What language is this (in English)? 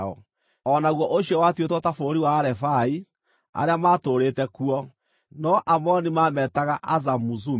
Kikuyu